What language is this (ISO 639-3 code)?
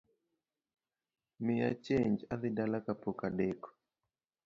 luo